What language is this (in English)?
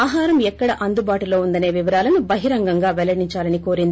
Telugu